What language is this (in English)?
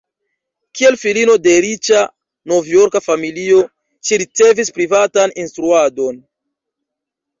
Esperanto